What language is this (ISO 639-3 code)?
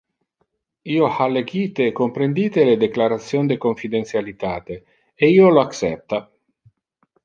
ina